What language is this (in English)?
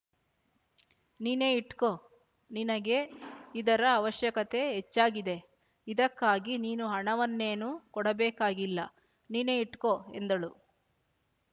Kannada